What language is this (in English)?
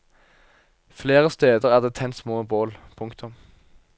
Norwegian